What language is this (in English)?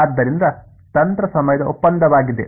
Kannada